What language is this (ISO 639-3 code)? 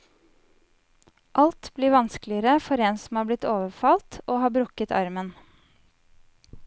nor